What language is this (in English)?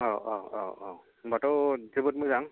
Bodo